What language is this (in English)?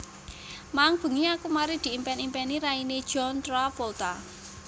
Javanese